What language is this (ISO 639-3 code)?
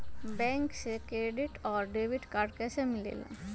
mag